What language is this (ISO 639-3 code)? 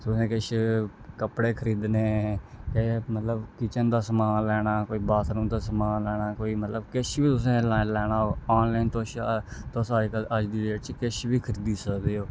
doi